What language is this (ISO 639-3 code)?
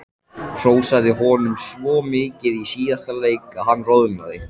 isl